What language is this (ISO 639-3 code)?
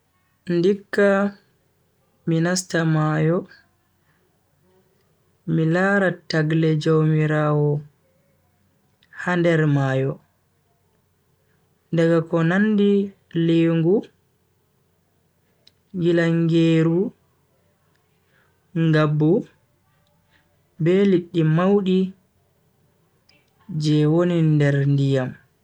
fui